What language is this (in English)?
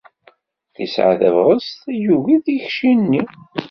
Kabyle